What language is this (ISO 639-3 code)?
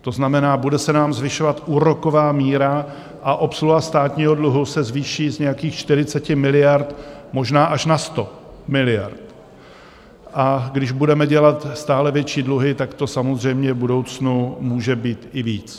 ces